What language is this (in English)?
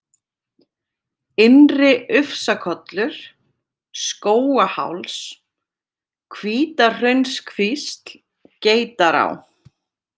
Icelandic